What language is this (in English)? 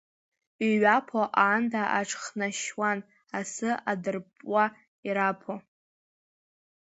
Abkhazian